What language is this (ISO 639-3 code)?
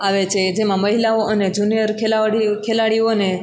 guj